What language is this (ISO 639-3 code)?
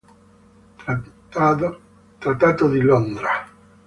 ita